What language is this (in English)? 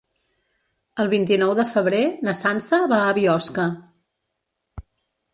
Catalan